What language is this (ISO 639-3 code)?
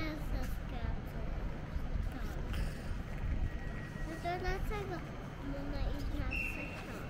pol